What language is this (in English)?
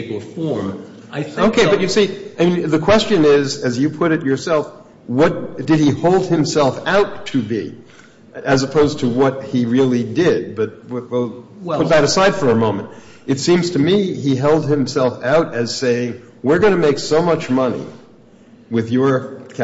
English